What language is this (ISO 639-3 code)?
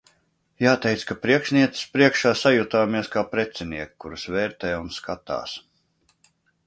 lav